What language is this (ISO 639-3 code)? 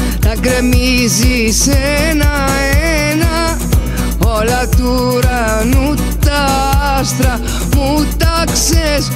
ell